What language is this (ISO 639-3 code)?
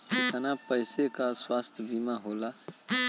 bho